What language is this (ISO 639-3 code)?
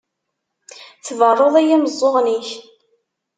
kab